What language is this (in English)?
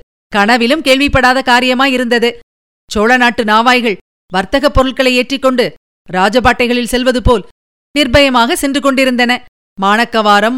Tamil